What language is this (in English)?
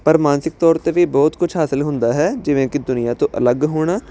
Punjabi